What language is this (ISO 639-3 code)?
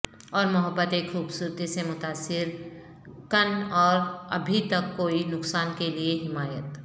urd